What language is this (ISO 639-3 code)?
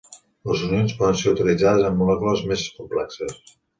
cat